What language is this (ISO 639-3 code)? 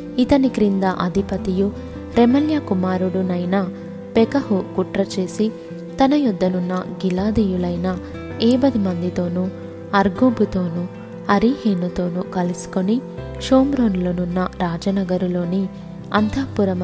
tel